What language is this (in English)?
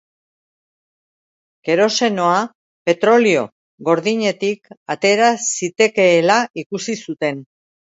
Basque